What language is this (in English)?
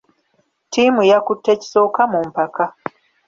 Ganda